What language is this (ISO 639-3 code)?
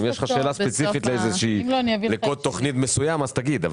heb